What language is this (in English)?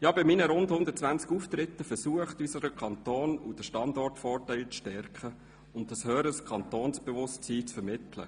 Swiss German